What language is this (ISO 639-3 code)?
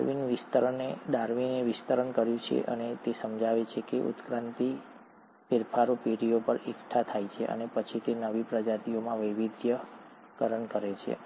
guj